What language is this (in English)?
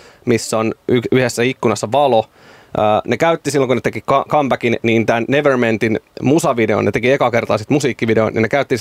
Finnish